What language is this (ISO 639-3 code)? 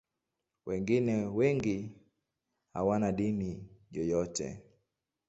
swa